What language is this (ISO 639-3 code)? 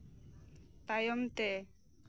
sat